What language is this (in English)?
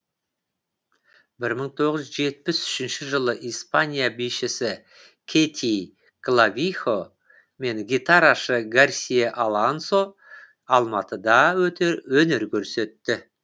Kazakh